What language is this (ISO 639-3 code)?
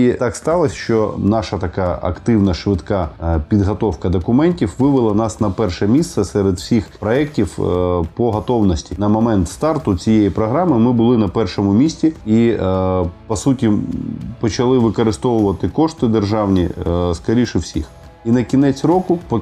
ukr